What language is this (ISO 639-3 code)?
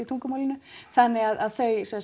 isl